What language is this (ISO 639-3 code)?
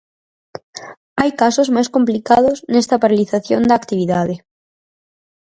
glg